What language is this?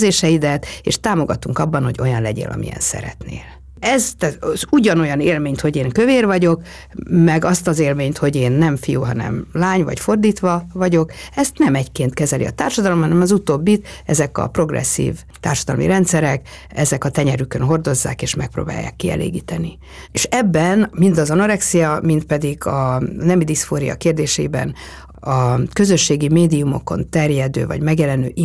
Hungarian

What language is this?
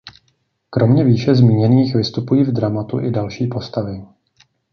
Czech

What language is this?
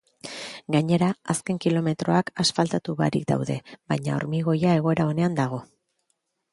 Basque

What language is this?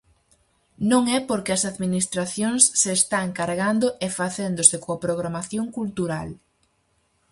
Galician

